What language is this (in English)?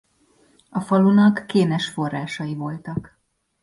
Hungarian